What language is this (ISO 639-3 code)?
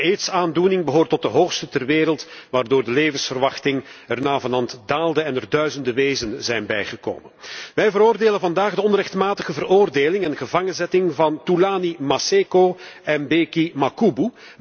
nld